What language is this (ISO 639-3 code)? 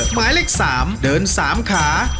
tha